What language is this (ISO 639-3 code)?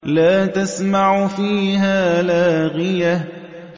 ara